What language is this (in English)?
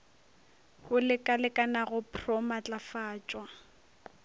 Northern Sotho